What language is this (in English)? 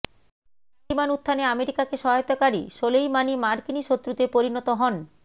Bangla